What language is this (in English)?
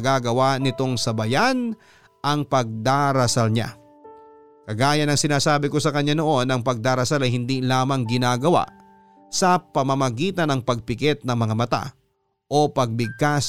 Filipino